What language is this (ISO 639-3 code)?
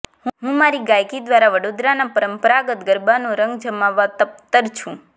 guj